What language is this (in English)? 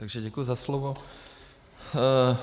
Czech